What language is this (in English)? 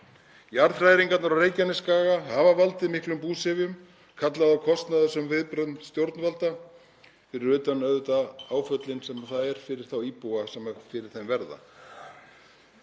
Icelandic